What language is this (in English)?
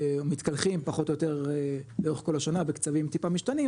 Hebrew